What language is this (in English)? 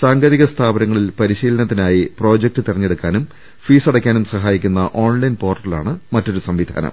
Malayalam